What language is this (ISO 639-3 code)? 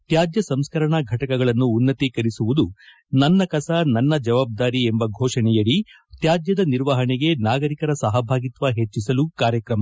kan